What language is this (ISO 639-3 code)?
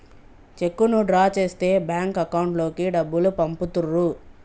tel